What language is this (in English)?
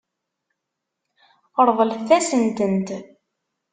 Kabyle